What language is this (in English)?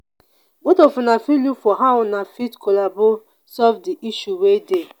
Nigerian Pidgin